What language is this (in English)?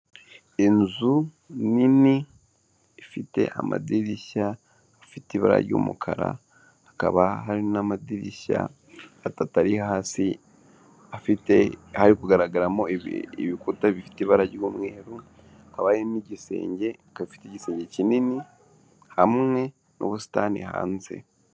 Kinyarwanda